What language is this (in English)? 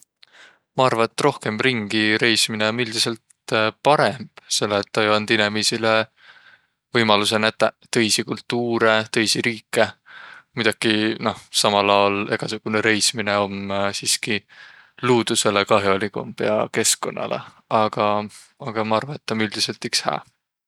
Võro